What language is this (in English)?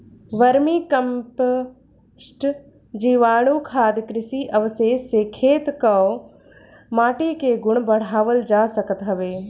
Bhojpuri